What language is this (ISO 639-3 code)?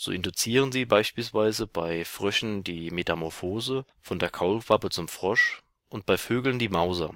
deu